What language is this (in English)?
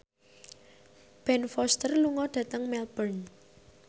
Javanese